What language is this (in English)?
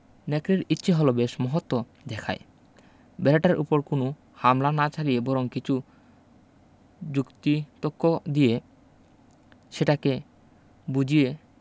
Bangla